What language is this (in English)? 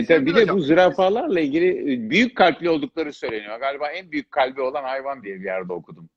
Turkish